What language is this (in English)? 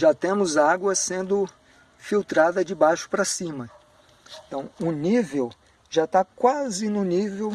Portuguese